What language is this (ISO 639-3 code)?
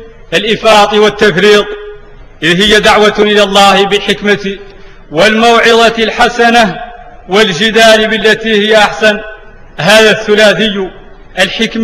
ara